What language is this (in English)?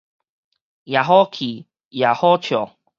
Min Nan Chinese